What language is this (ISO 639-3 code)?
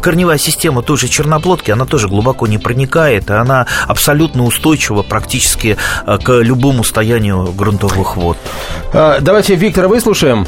rus